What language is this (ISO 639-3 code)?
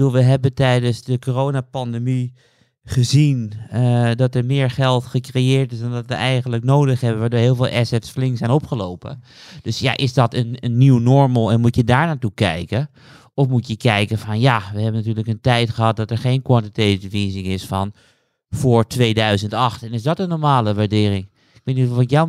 nld